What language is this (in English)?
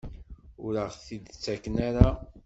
Kabyle